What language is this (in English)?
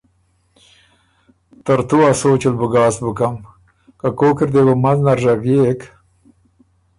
Ormuri